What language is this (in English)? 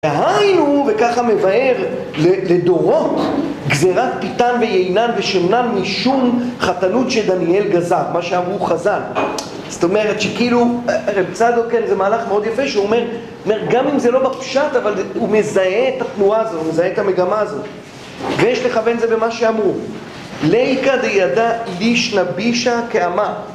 Hebrew